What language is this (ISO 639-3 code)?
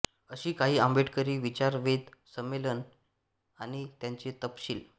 mar